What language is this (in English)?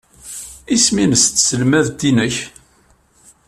Kabyle